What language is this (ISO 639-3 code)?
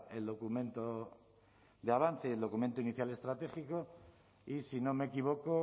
spa